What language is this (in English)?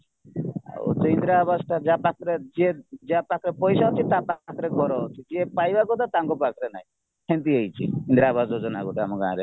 Odia